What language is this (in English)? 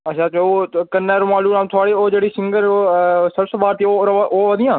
Dogri